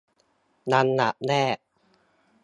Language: Thai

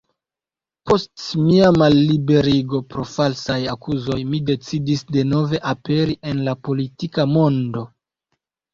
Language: Esperanto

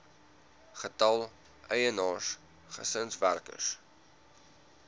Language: Afrikaans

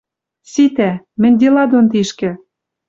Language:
Western Mari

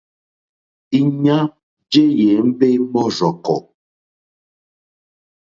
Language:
Mokpwe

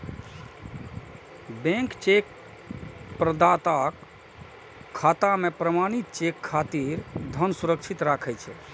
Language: Maithili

